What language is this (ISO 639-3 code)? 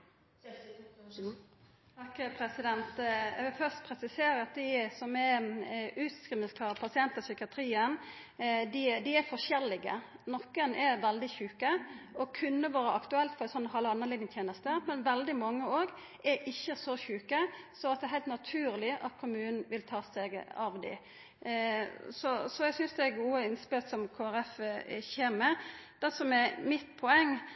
nor